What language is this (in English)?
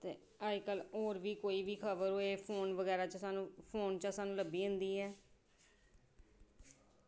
Dogri